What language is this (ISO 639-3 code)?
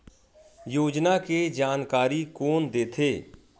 hne